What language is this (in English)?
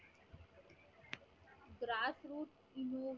Marathi